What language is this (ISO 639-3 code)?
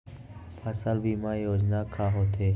hne